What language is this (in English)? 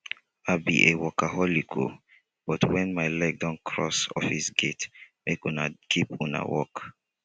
Nigerian Pidgin